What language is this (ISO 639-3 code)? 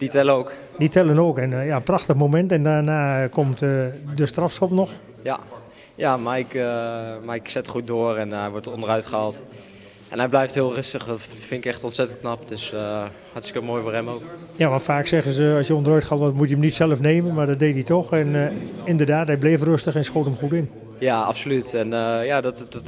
nld